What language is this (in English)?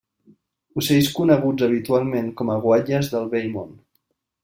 Catalan